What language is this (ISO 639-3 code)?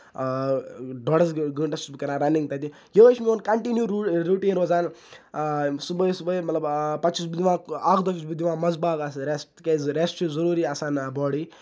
kas